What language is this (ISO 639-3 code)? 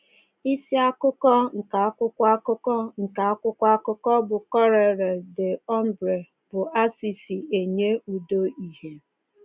ibo